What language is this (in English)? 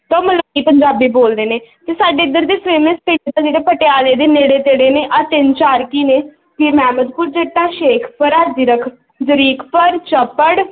Punjabi